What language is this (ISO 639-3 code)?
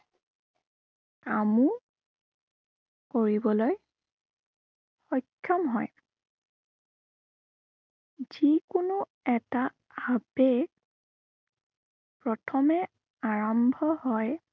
asm